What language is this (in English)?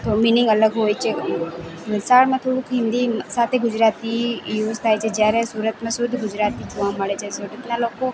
Gujarati